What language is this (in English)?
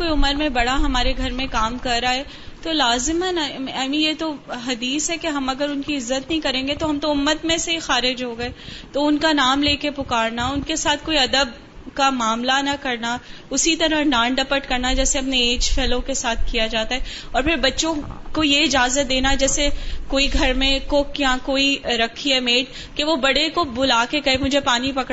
Urdu